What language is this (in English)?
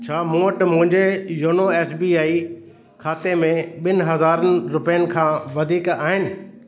Sindhi